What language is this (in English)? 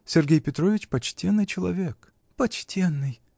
Russian